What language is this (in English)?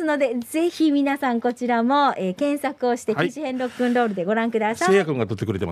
Japanese